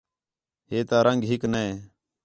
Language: Khetrani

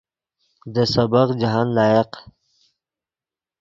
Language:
Yidgha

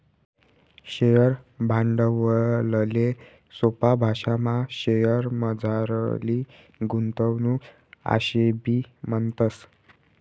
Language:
Marathi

